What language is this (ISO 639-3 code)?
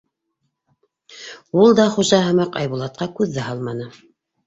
bak